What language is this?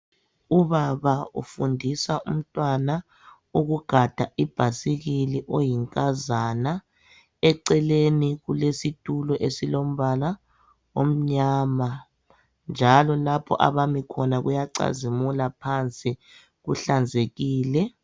North Ndebele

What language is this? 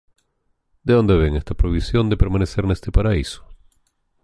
Galician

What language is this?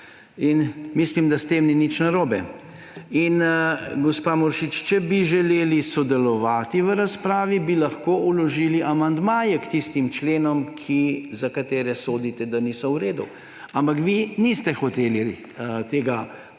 Slovenian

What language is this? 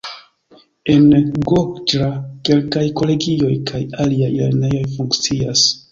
Esperanto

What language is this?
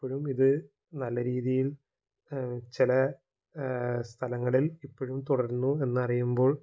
Malayalam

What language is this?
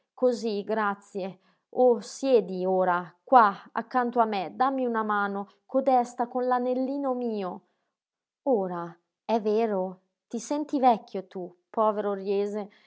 Italian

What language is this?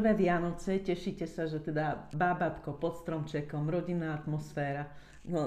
Slovak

